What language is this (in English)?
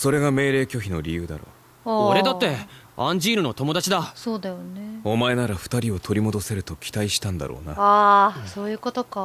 Japanese